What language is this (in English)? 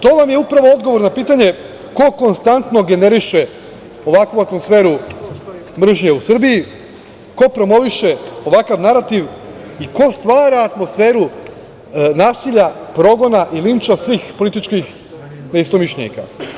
Serbian